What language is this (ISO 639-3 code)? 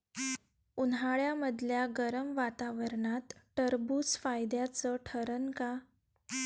mar